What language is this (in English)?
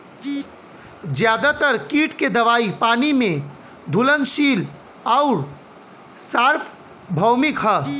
Bhojpuri